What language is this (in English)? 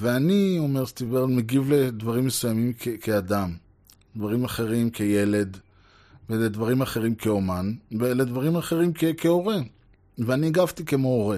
Hebrew